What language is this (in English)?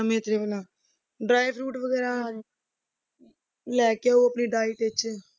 Punjabi